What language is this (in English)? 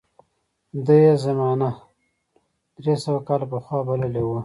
Pashto